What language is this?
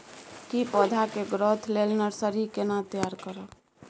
Maithili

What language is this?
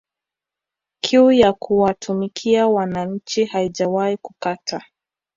Swahili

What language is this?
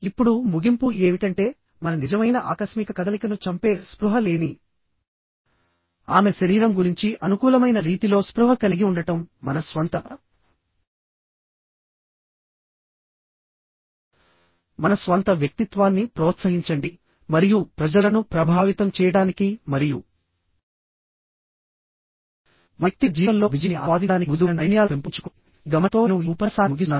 Telugu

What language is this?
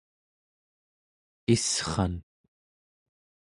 Central Yupik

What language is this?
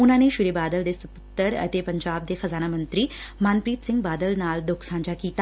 Punjabi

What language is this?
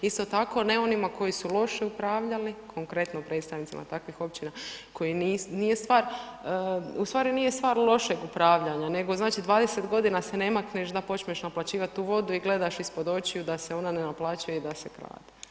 Croatian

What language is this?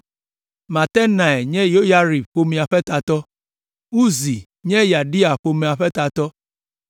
Ewe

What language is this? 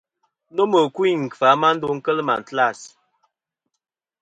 Kom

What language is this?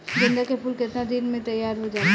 Bhojpuri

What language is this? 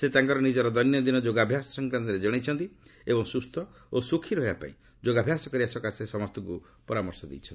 Odia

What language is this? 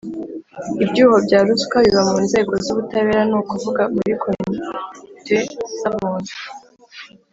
Kinyarwanda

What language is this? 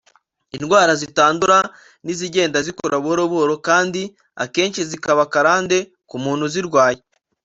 Kinyarwanda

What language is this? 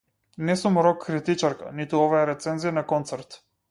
Macedonian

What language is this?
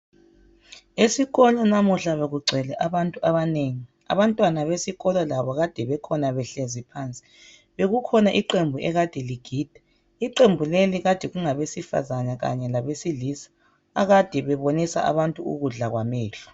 North Ndebele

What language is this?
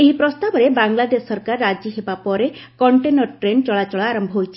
Odia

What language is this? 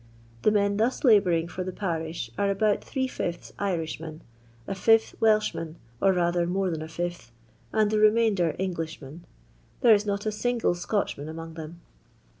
English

